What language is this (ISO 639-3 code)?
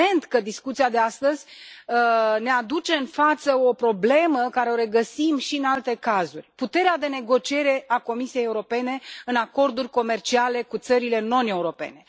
ron